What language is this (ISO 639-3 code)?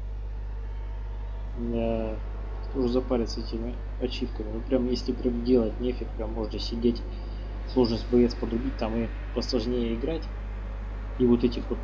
rus